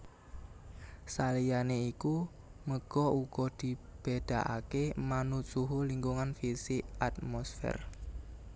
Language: Javanese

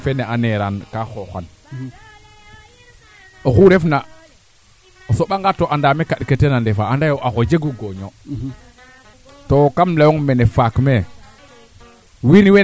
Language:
Serer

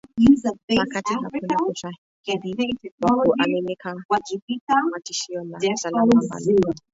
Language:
Swahili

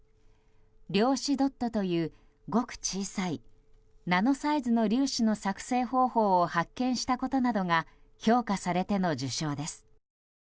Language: Japanese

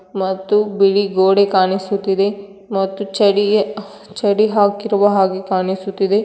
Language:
Kannada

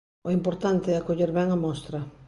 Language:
Galician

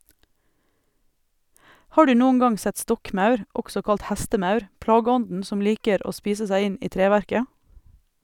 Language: Norwegian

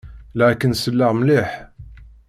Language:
Kabyle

